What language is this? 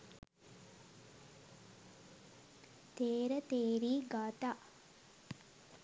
Sinhala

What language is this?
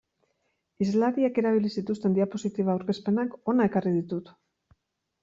Basque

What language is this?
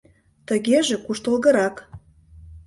Mari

